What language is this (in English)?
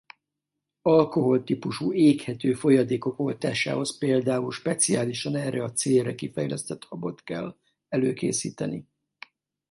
Hungarian